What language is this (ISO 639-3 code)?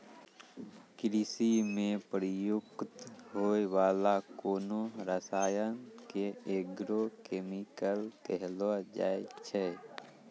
mai